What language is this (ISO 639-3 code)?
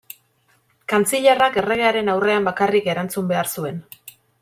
eus